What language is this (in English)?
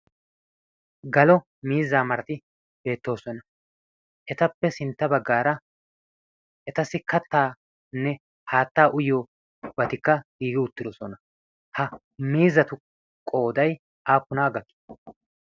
Wolaytta